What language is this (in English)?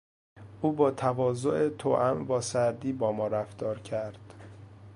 Persian